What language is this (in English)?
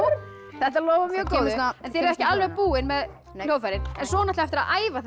Icelandic